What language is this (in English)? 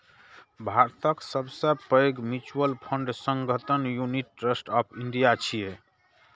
Maithili